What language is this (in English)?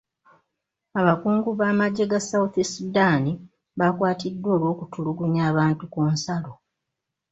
Ganda